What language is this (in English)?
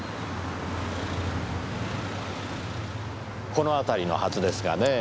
Japanese